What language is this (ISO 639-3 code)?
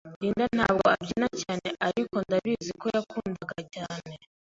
kin